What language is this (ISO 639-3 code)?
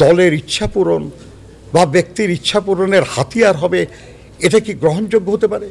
tur